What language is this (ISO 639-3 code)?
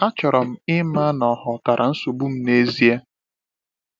ibo